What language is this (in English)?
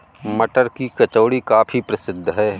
Hindi